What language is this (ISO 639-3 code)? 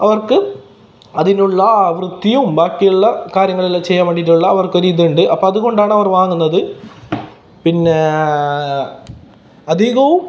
mal